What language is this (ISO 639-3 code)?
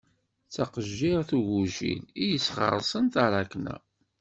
kab